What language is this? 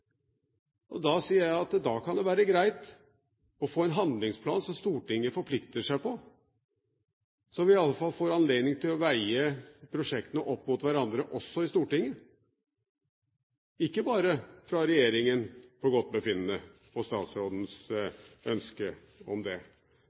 Norwegian Bokmål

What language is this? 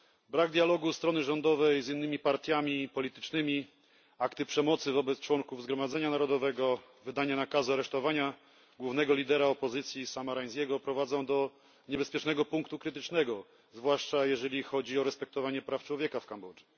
Polish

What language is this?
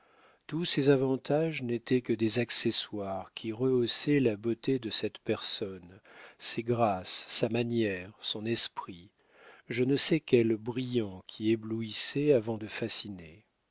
French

